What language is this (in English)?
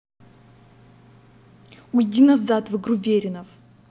Russian